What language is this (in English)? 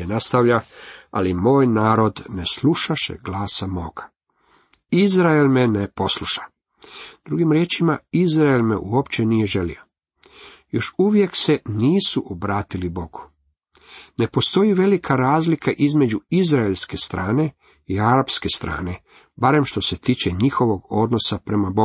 Croatian